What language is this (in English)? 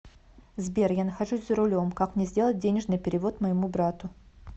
Russian